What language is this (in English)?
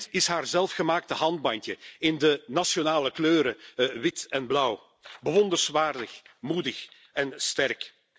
Dutch